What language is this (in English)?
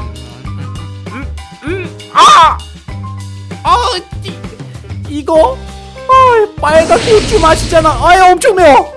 Korean